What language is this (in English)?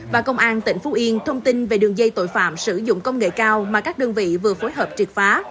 Vietnamese